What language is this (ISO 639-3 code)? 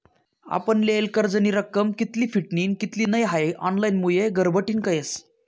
mar